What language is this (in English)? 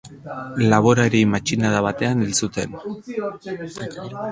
Basque